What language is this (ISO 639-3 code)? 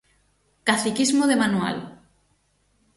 glg